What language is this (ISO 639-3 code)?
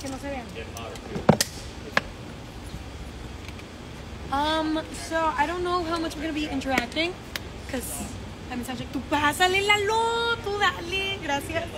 spa